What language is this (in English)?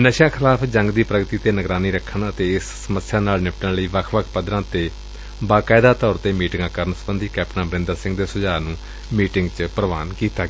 Punjabi